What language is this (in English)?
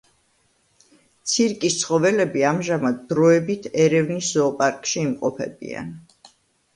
Georgian